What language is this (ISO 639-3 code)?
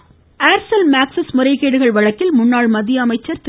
tam